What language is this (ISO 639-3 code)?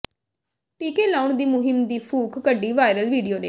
pan